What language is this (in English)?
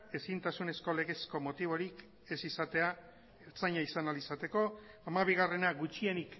Basque